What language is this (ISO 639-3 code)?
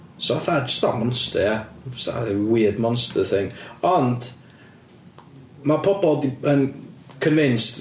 cym